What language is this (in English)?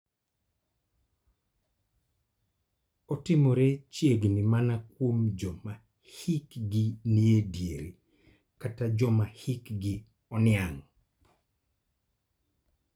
Luo (Kenya and Tanzania)